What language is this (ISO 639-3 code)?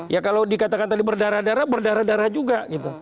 ind